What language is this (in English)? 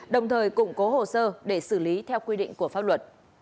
Vietnamese